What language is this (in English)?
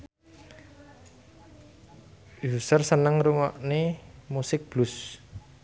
Javanese